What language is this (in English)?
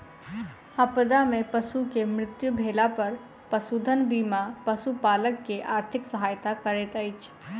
Maithili